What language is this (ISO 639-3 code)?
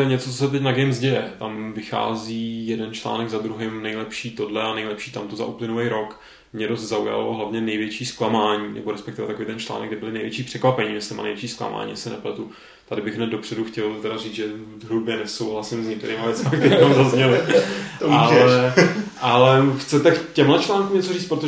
ces